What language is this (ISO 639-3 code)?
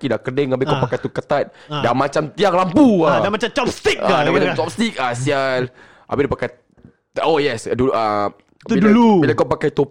msa